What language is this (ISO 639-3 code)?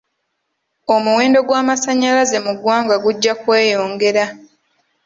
lug